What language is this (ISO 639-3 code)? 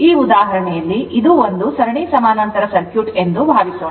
kan